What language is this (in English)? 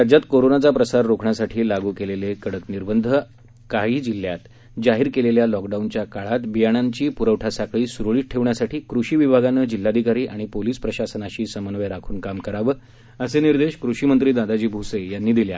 Marathi